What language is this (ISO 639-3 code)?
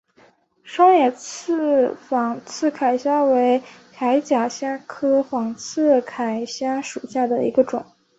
zho